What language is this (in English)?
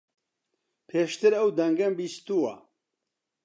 Central Kurdish